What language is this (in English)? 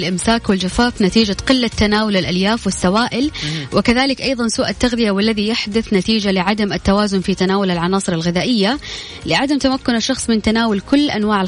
Arabic